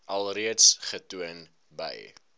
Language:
Afrikaans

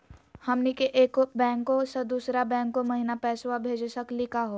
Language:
Magahi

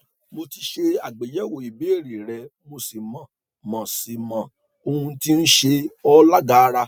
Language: Yoruba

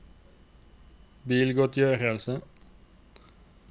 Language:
Norwegian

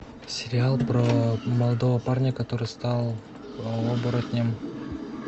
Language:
Russian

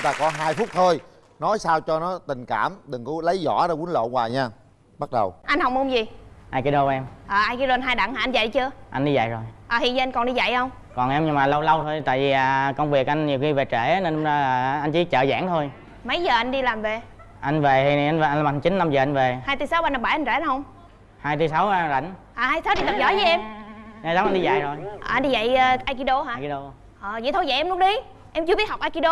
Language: Vietnamese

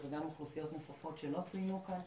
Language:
Hebrew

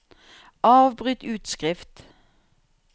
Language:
Norwegian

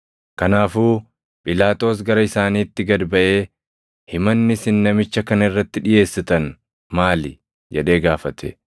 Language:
Oromo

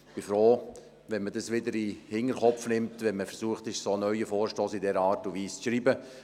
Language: Swiss German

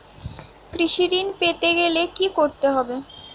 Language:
Bangla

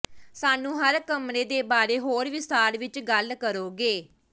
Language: Punjabi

